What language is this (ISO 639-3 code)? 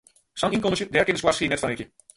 fry